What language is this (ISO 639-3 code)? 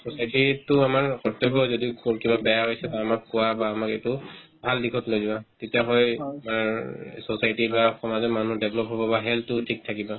asm